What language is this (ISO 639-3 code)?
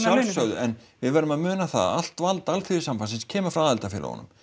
isl